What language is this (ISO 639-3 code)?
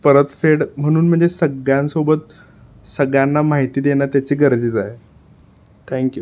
mar